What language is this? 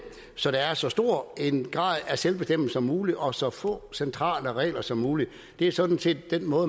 Danish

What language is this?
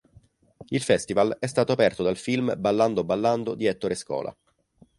Italian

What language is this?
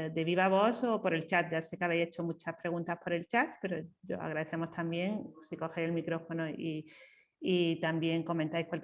Spanish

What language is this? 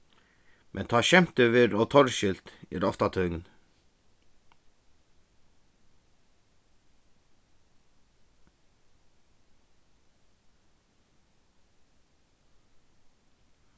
Faroese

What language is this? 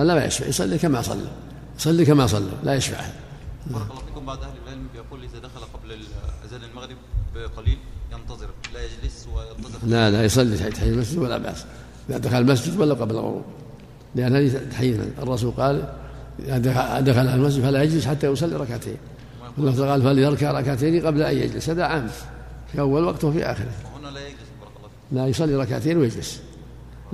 Arabic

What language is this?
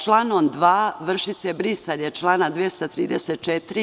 Serbian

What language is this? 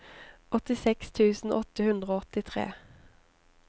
Norwegian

